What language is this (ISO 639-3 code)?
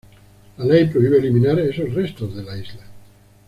spa